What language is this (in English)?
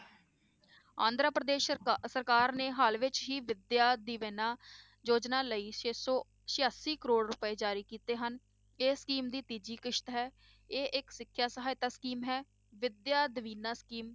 Punjabi